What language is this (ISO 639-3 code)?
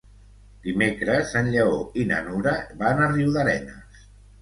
cat